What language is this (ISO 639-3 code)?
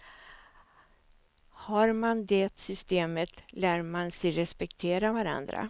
swe